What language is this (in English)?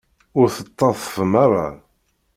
Kabyle